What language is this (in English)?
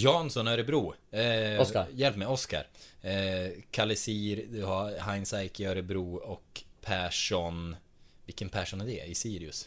Swedish